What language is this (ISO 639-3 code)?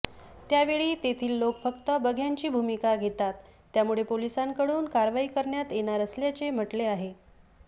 mar